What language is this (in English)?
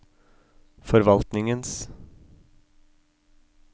Norwegian